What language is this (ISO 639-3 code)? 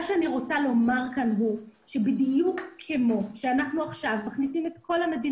heb